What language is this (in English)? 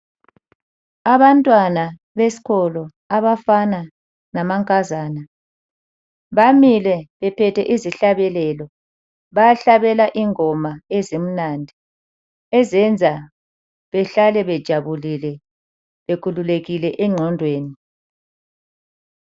North Ndebele